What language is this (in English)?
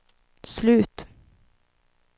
Swedish